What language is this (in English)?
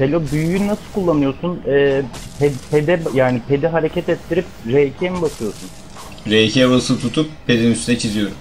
Turkish